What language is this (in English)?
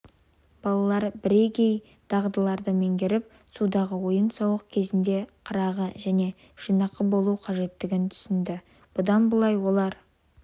Kazakh